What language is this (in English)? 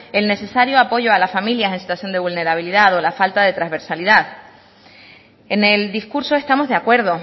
Spanish